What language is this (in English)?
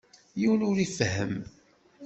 Kabyle